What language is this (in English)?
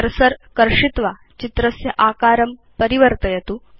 Sanskrit